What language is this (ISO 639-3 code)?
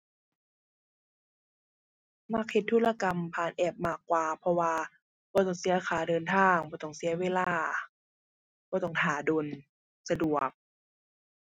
tha